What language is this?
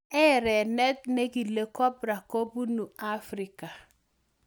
Kalenjin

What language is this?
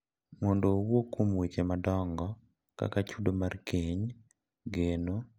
Luo (Kenya and Tanzania)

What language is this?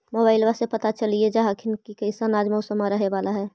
Magahi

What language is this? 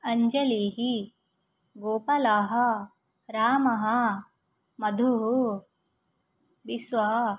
Sanskrit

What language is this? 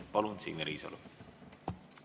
Estonian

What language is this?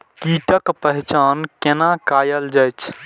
Maithili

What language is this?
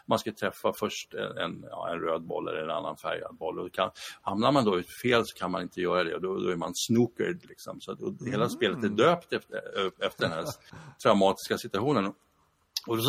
Swedish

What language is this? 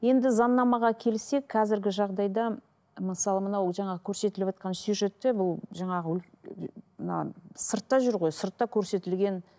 Kazakh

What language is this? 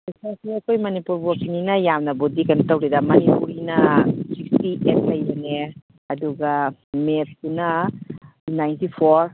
Manipuri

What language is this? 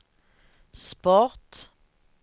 Swedish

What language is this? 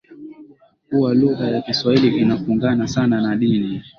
Swahili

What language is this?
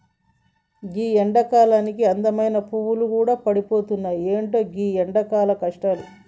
Telugu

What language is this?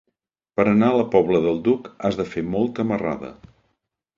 Catalan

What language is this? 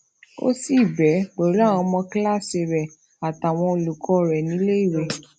Yoruba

